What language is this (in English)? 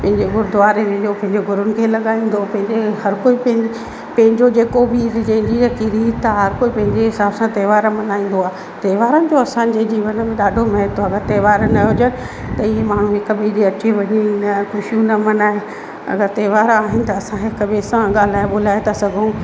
Sindhi